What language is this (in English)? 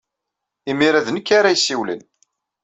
Kabyle